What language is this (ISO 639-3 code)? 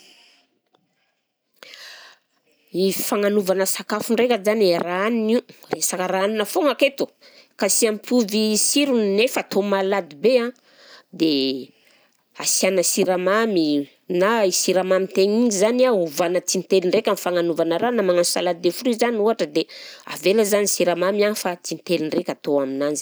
bzc